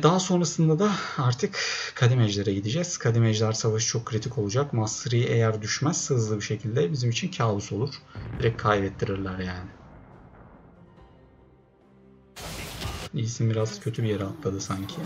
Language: Turkish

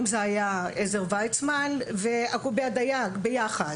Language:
Hebrew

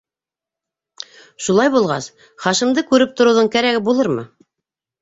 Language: Bashkir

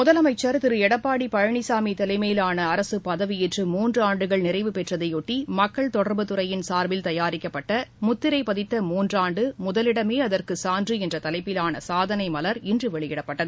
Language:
Tamil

